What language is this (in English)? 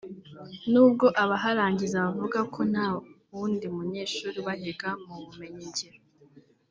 Kinyarwanda